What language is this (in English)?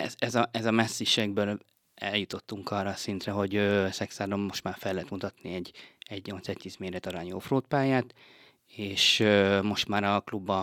Hungarian